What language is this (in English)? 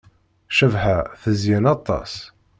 Kabyle